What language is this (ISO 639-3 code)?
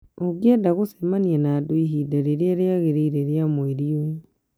kik